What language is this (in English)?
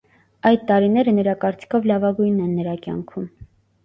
Armenian